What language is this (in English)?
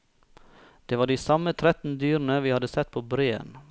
Norwegian